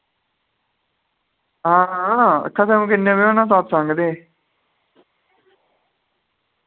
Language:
Dogri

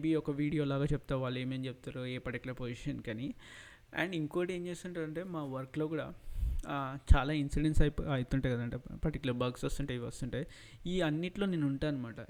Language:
Telugu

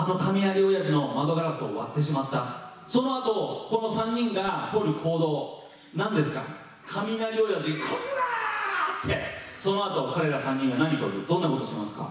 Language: Japanese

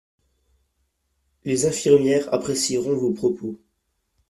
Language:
French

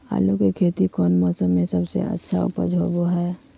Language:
Magahi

